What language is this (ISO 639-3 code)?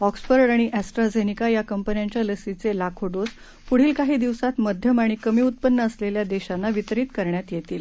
mar